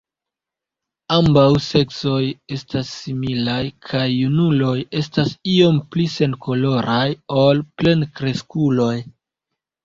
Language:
Esperanto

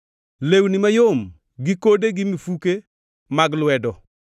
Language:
Luo (Kenya and Tanzania)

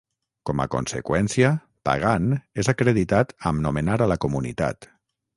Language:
Catalan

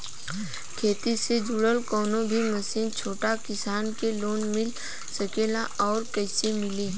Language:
Bhojpuri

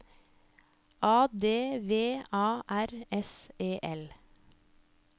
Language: Norwegian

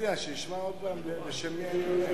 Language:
Hebrew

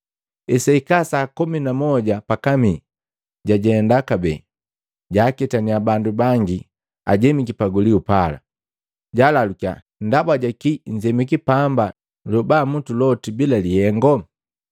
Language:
Matengo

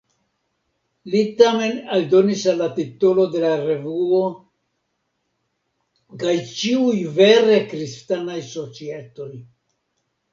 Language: Esperanto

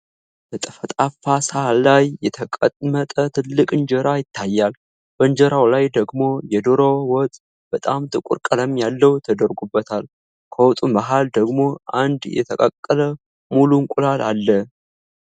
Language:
Amharic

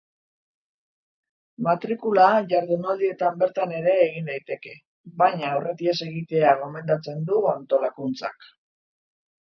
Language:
Basque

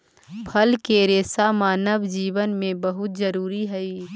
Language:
Magahi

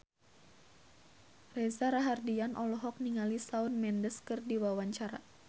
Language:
Sundanese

